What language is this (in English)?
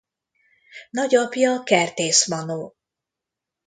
Hungarian